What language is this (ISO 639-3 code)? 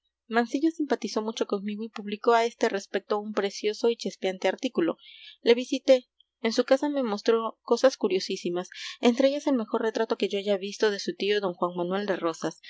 spa